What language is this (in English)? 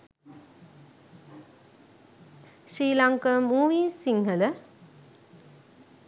Sinhala